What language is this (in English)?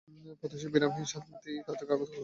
Bangla